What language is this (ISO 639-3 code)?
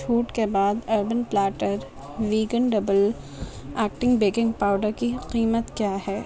urd